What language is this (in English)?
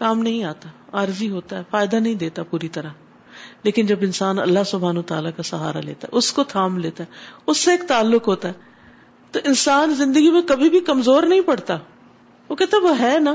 Urdu